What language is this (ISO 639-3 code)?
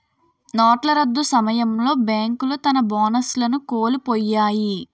tel